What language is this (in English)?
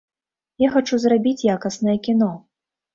Belarusian